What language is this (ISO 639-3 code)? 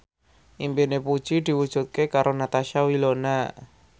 jav